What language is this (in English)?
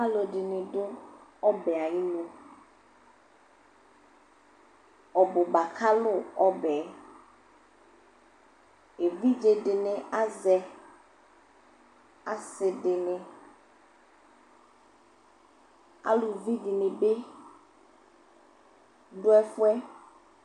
Ikposo